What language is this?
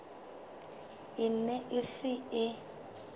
Southern Sotho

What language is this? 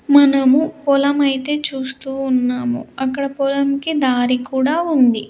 Telugu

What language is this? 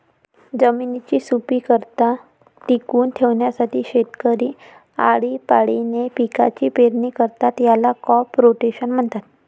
Marathi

